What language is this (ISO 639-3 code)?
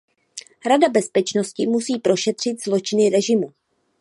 ces